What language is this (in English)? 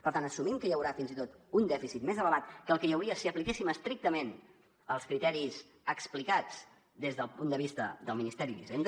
Catalan